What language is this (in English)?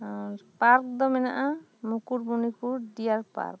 Santali